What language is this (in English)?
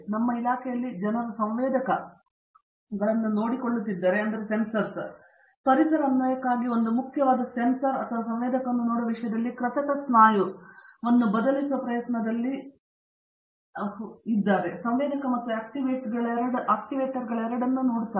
Kannada